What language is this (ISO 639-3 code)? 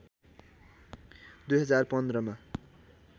nep